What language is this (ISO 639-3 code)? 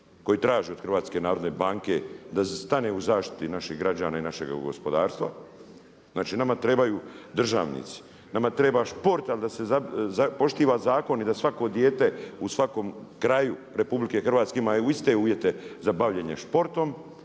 hrv